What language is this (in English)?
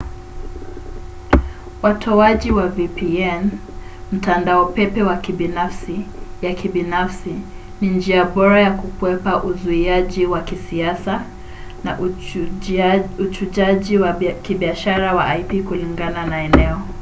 Swahili